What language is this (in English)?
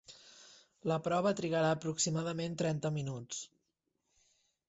Catalan